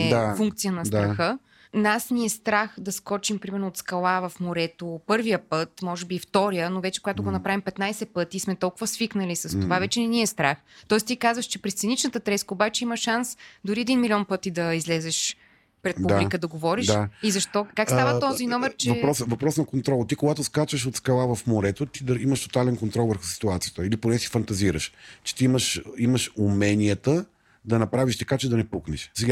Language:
Bulgarian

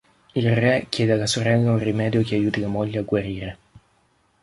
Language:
Italian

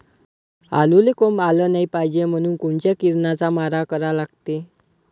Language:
Marathi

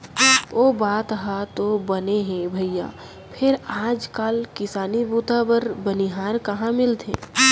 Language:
Chhattisgarhi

